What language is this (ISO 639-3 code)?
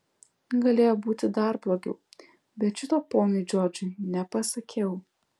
lit